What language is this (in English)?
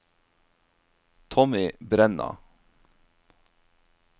Norwegian